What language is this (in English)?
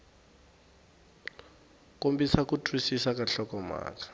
Tsonga